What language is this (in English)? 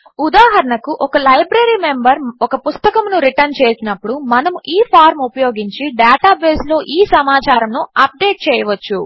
Telugu